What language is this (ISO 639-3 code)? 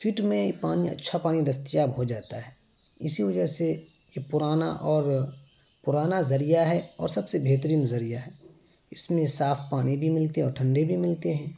urd